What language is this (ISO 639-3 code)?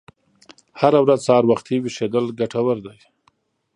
pus